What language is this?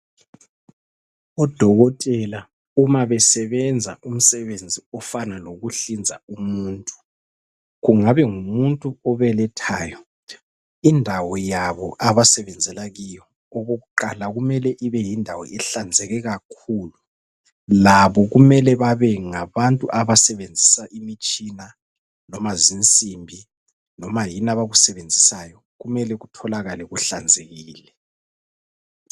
North Ndebele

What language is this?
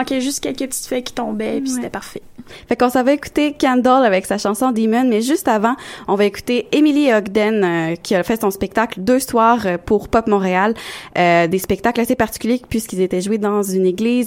French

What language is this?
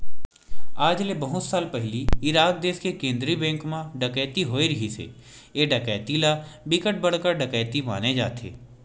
Chhattisgarhi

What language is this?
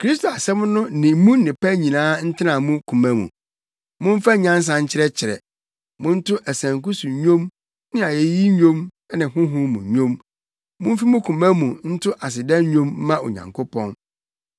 Akan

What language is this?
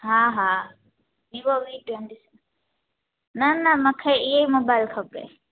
Sindhi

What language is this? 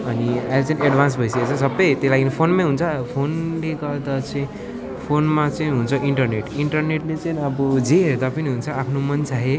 Nepali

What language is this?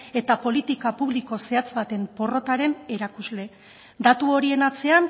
Basque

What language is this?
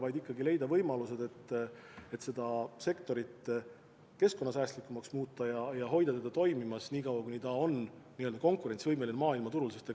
Estonian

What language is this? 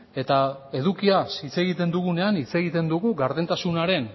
Basque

